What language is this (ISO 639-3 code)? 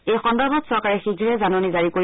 asm